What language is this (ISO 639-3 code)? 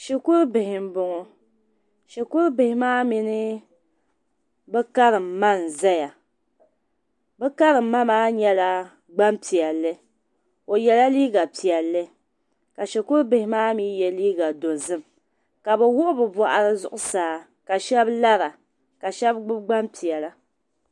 dag